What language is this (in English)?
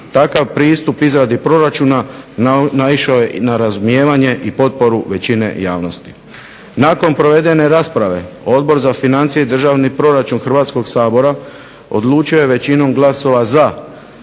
Croatian